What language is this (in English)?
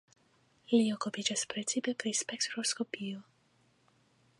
Esperanto